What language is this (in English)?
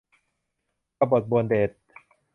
Thai